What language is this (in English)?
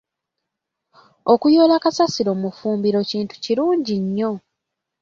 Ganda